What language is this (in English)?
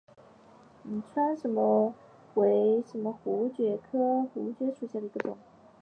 Chinese